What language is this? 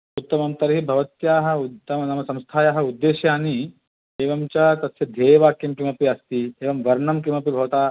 Sanskrit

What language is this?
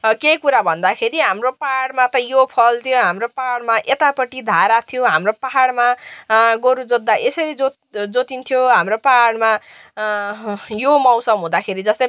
Nepali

